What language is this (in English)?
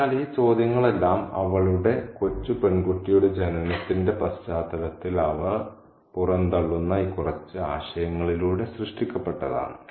Malayalam